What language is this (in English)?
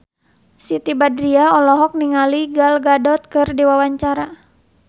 Sundanese